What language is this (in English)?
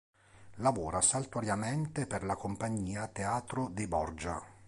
Italian